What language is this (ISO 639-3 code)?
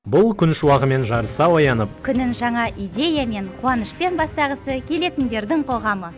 kaz